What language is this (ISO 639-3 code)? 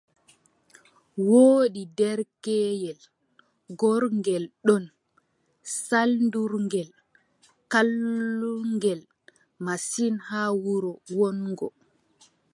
fub